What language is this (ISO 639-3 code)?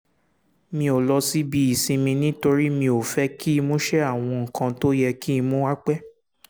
yor